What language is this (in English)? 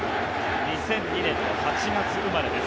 Japanese